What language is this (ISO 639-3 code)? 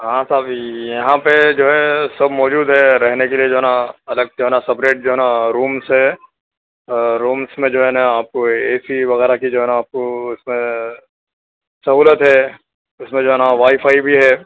urd